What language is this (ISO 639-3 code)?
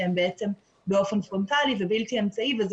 heb